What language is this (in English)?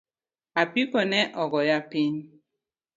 Luo (Kenya and Tanzania)